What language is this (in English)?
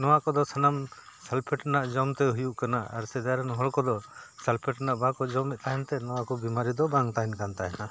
Santali